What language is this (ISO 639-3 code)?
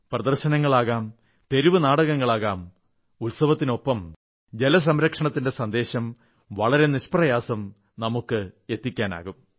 mal